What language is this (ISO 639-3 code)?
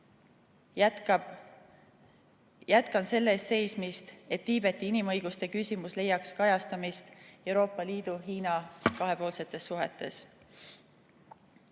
est